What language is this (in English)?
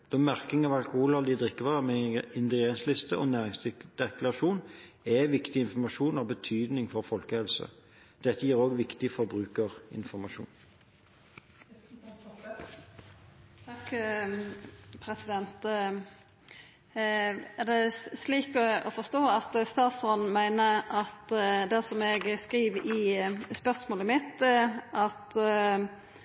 Norwegian